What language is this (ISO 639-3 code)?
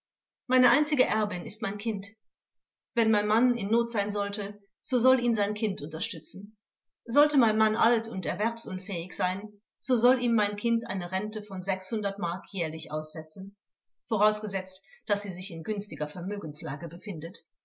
deu